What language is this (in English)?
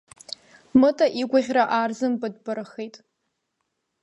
Abkhazian